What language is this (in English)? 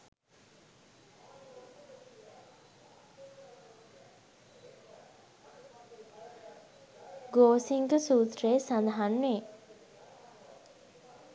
Sinhala